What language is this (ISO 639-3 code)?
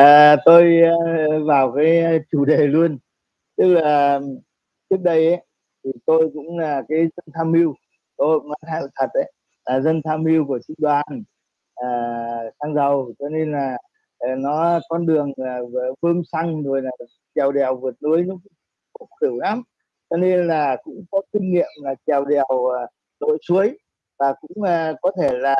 vie